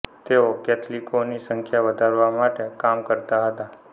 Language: Gujarati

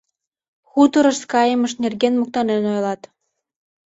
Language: Mari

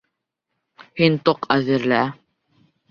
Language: Bashkir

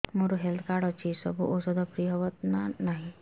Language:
Odia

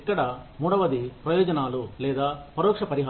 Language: Telugu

